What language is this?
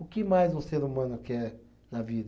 Portuguese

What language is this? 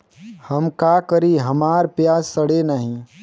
Bhojpuri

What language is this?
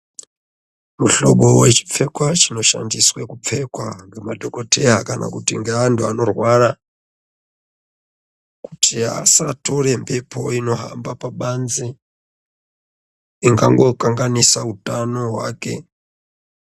Ndau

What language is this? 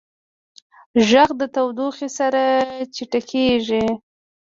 Pashto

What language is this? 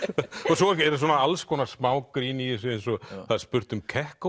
Icelandic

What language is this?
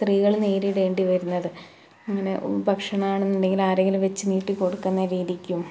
Malayalam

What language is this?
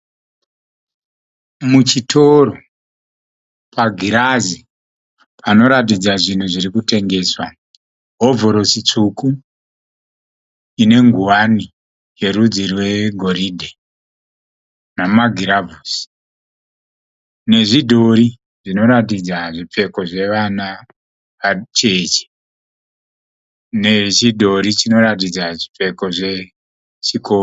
Shona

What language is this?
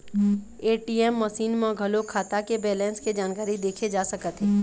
Chhattisgarhi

